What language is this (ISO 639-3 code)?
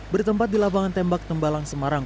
ind